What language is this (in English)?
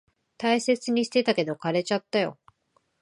Japanese